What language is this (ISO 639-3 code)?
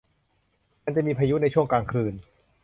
tha